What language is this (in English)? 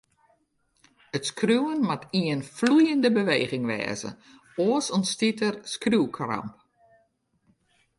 Western Frisian